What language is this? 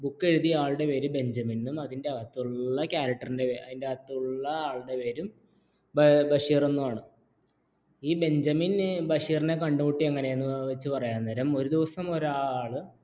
Malayalam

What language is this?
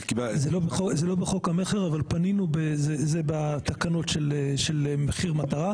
Hebrew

